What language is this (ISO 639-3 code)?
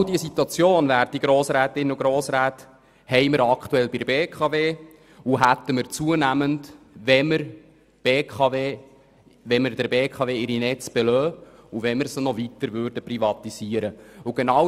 gsw